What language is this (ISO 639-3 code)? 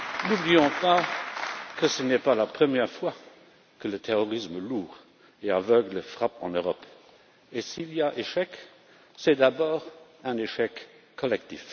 fra